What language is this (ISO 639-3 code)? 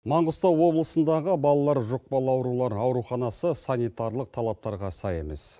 kaz